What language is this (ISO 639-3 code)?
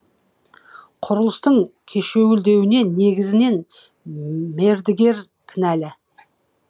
kaz